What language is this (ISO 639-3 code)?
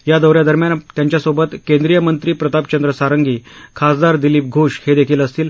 mar